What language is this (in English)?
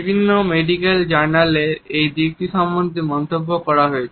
Bangla